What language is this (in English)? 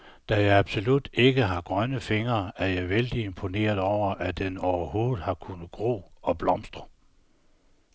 Danish